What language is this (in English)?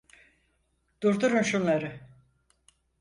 Turkish